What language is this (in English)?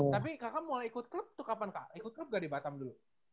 Indonesian